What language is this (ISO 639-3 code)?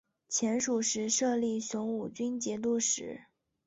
zho